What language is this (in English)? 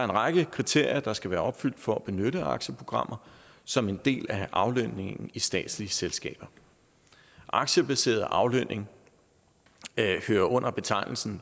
Danish